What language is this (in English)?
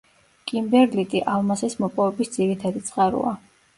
Georgian